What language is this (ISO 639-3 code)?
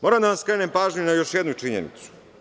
srp